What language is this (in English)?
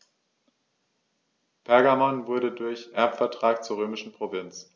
German